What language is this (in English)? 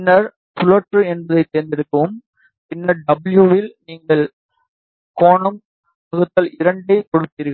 Tamil